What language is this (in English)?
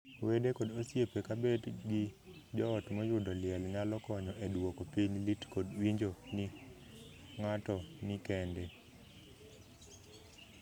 Luo (Kenya and Tanzania)